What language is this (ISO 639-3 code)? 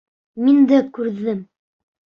bak